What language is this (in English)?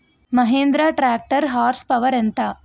Telugu